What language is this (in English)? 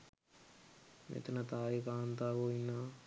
Sinhala